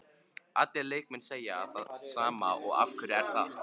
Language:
Icelandic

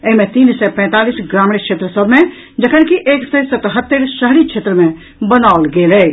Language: Maithili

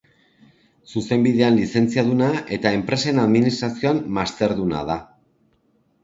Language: Basque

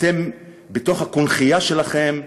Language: Hebrew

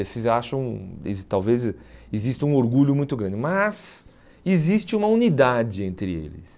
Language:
Portuguese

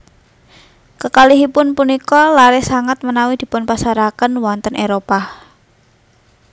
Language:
Javanese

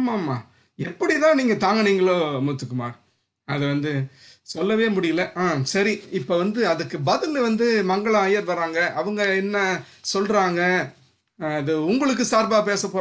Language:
Tamil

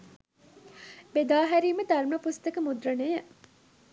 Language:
Sinhala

